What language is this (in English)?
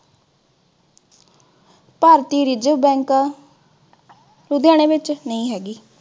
Punjabi